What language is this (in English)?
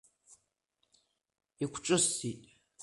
Abkhazian